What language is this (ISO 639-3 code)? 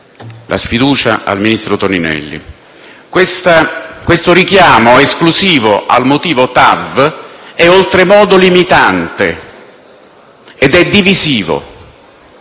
ita